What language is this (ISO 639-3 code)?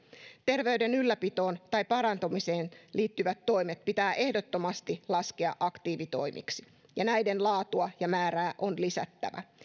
fin